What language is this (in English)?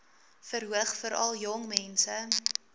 Afrikaans